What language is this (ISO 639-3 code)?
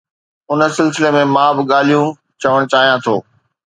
snd